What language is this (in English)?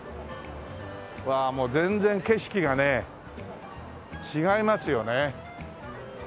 Japanese